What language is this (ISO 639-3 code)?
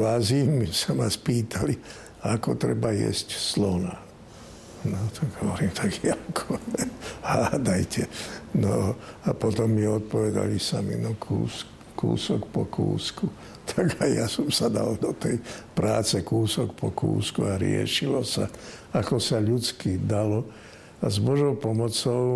slk